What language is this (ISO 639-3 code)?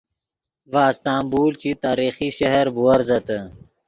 ydg